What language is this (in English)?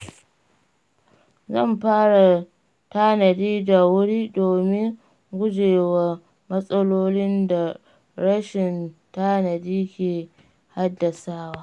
Hausa